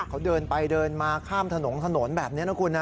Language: Thai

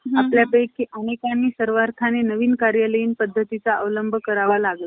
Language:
Marathi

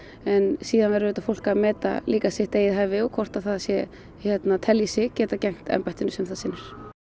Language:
Icelandic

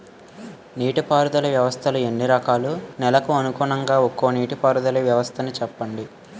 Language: Telugu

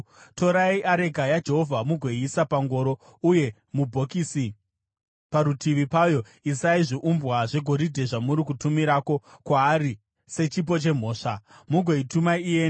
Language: Shona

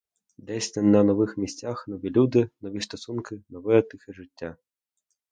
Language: Ukrainian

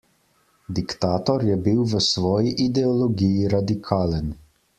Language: Slovenian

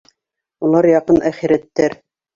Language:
Bashkir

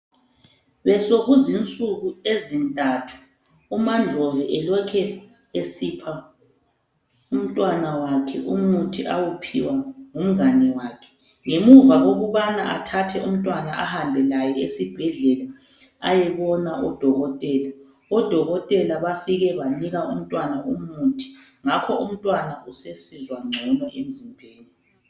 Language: North Ndebele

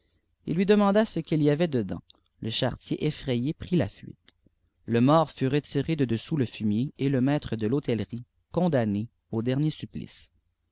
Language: French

